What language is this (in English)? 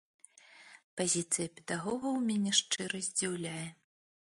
Belarusian